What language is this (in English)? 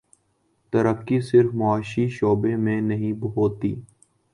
Urdu